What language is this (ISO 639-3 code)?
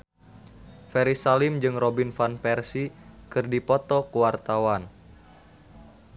sun